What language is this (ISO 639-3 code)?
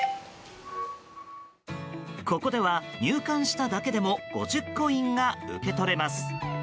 jpn